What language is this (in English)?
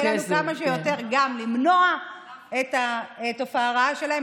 Hebrew